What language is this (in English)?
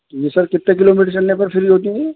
Urdu